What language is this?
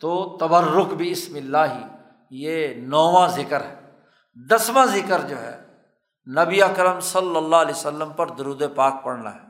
Urdu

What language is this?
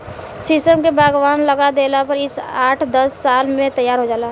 Bhojpuri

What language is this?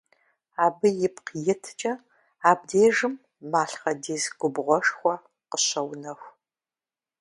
Kabardian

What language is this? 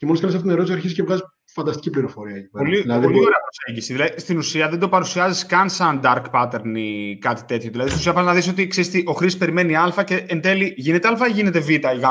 Greek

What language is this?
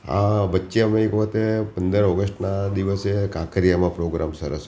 Gujarati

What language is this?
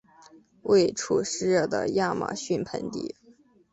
Chinese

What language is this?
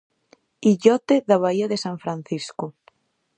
Galician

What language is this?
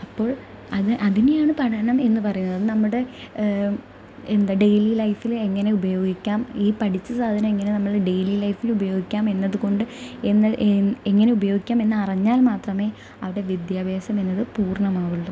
Malayalam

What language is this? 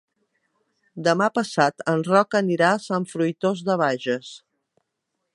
Catalan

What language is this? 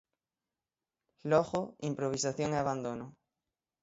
Galician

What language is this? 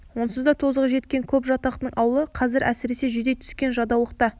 Kazakh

